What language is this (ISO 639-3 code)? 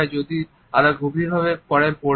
ben